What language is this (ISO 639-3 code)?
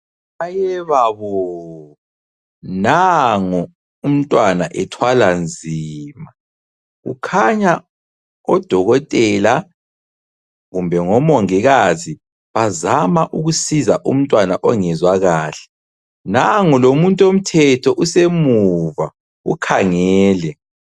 nde